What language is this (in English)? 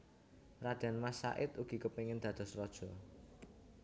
Javanese